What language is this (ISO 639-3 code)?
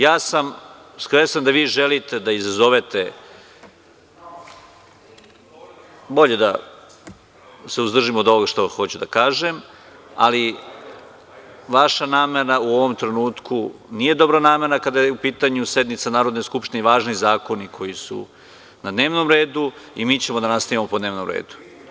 srp